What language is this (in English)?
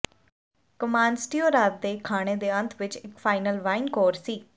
Punjabi